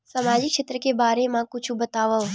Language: Chhattisgarhi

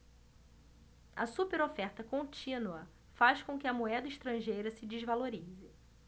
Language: Portuguese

